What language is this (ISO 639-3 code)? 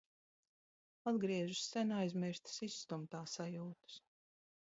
lav